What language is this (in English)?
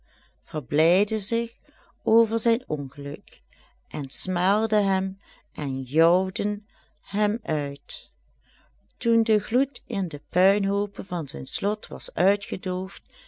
Dutch